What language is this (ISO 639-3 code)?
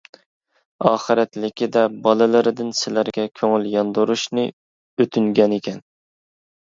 uig